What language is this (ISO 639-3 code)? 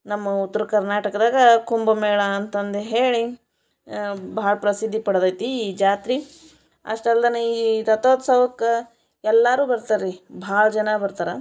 kan